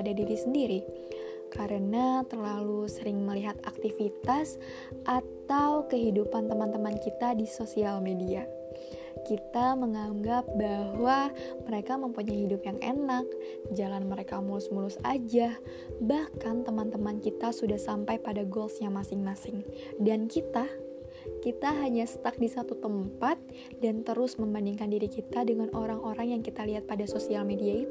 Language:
Indonesian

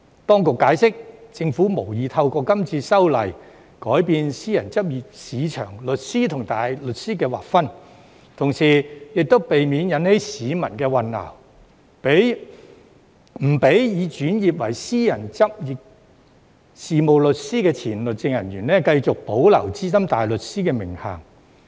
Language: Cantonese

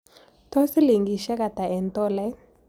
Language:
Kalenjin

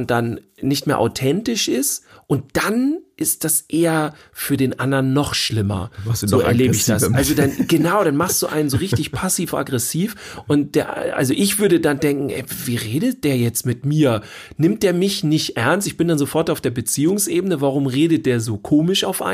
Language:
German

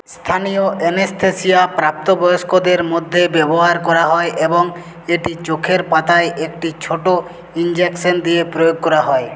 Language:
Bangla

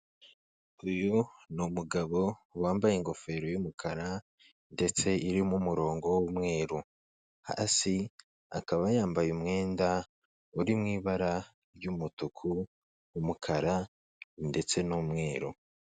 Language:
Kinyarwanda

